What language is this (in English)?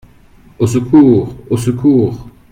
French